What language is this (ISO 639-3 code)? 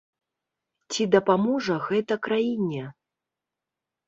bel